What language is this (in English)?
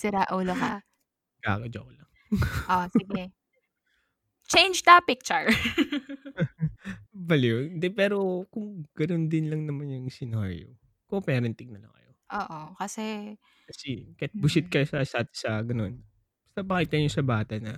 Filipino